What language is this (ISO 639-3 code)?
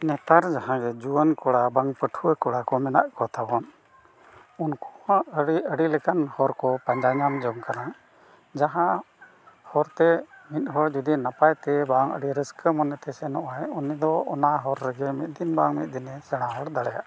sat